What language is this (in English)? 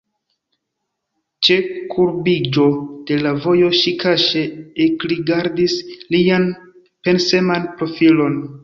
Esperanto